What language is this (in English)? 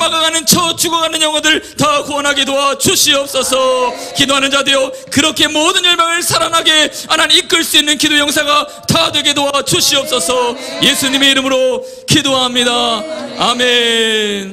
Korean